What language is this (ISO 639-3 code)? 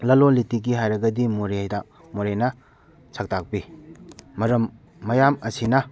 mni